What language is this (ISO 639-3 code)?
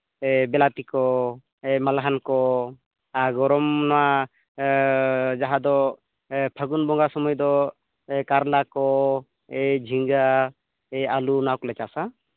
sat